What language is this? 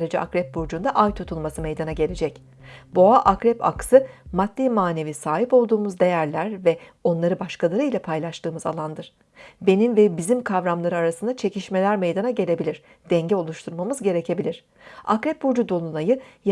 Turkish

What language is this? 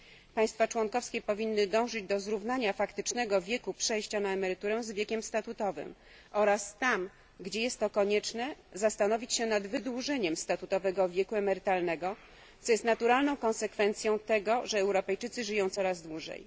Polish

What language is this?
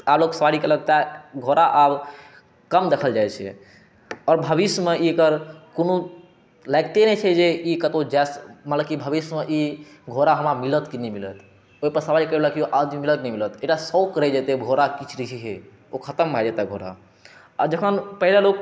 Maithili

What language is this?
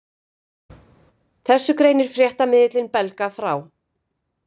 Icelandic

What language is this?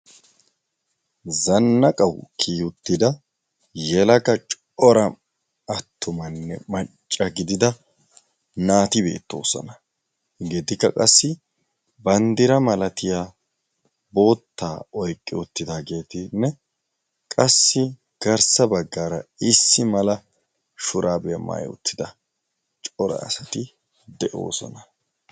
Wolaytta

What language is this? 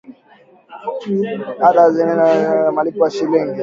Swahili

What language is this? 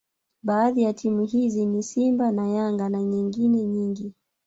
Swahili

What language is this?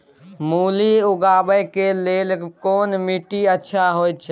Maithili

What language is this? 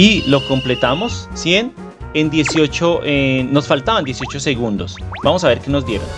Spanish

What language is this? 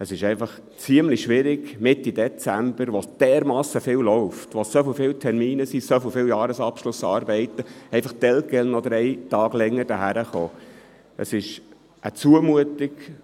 Swiss German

